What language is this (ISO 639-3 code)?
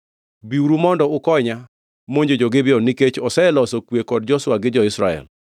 luo